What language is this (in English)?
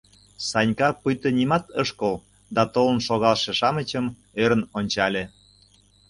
Mari